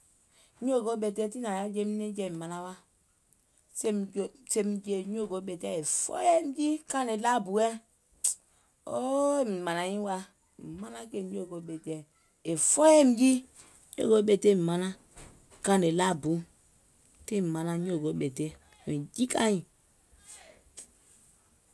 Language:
Gola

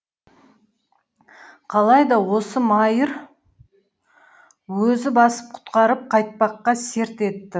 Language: Kazakh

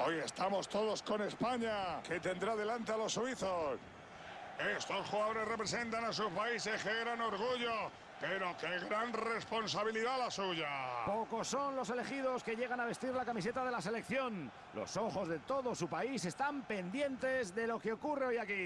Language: Spanish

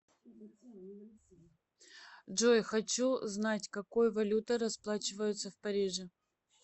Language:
Russian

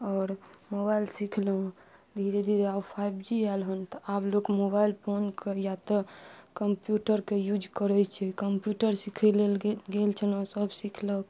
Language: Maithili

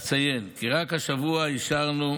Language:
Hebrew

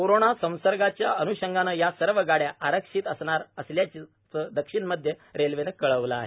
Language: Marathi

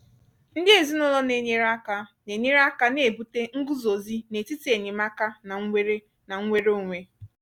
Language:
Igbo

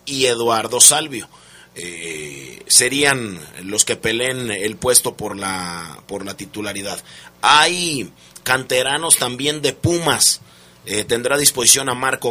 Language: Spanish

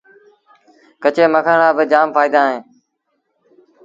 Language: Sindhi Bhil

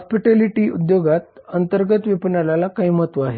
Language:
Marathi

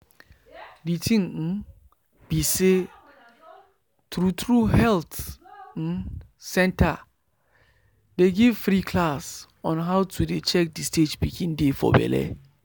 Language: Nigerian Pidgin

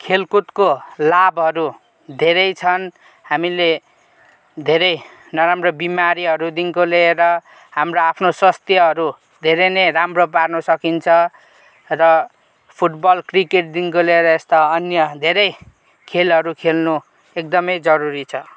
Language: Nepali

